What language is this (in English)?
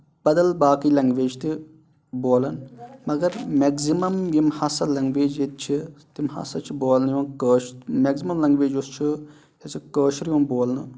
Kashmiri